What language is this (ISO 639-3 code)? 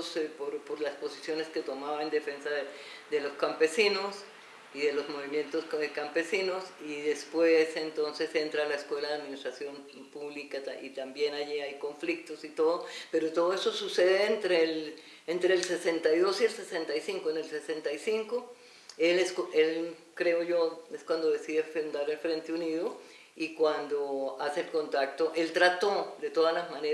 spa